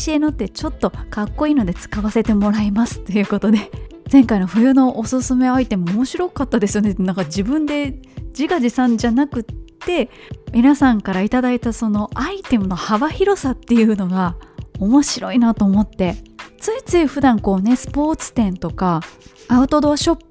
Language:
Japanese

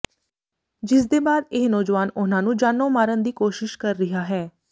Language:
Punjabi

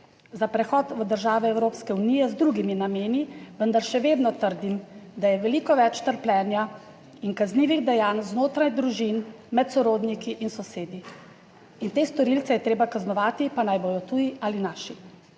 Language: Slovenian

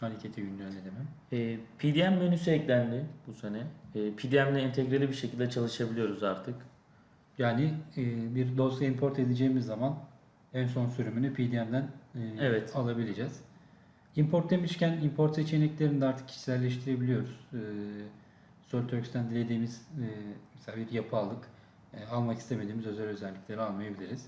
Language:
Turkish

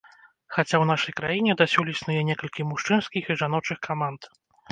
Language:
Belarusian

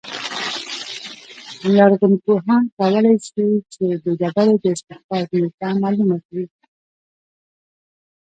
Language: Pashto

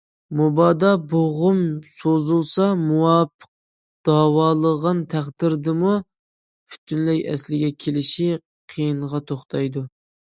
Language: Uyghur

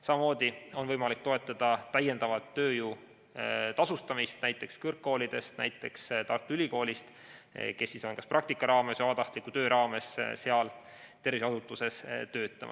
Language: Estonian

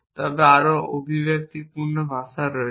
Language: Bangla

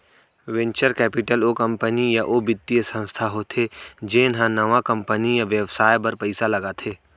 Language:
Chhattisgarhi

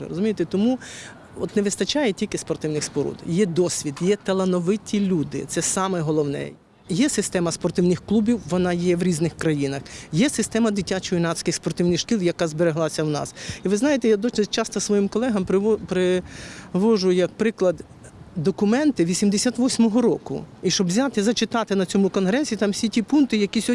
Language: Ukrainian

